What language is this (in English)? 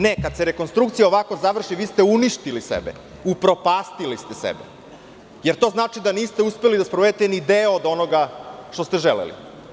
Serbian